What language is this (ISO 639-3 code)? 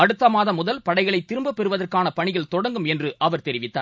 tam